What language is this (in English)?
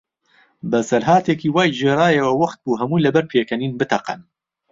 Central Kurdish